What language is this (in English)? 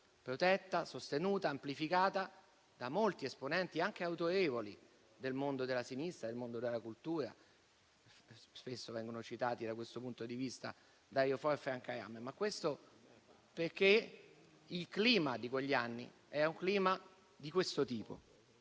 Italian